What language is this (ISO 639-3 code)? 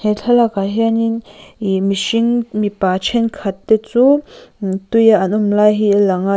lus